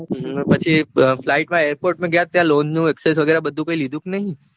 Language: Gujarati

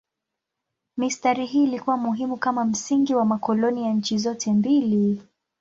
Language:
Swahili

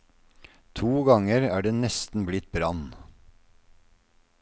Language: Norwegian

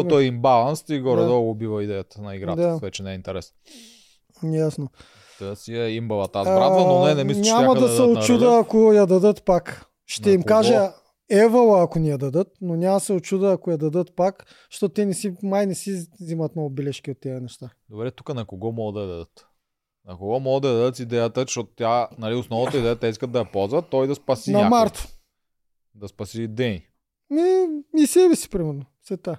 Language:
Bulgarian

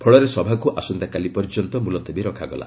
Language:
Odia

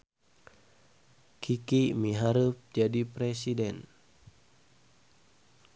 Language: Sundanese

